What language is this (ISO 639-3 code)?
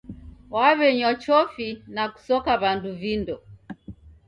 dav